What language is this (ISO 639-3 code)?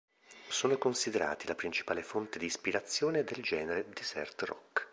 ita